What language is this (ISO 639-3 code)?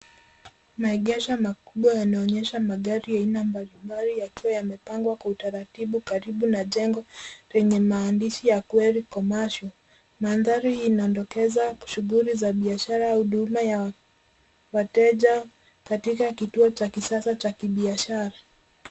swa